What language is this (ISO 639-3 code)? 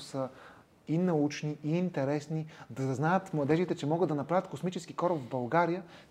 bul